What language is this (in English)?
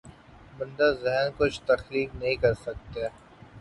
Urdu